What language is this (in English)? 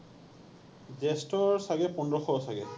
Assamese